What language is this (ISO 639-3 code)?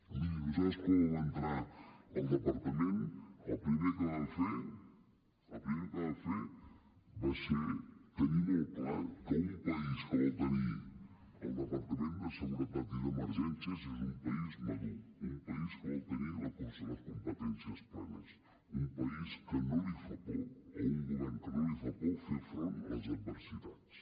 cat